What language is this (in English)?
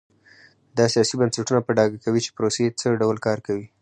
Pashto